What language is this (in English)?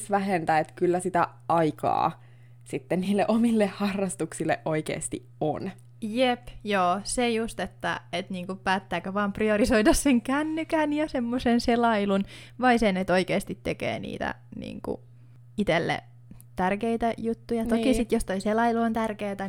Finnish